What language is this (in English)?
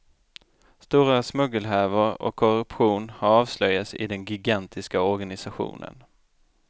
Swedish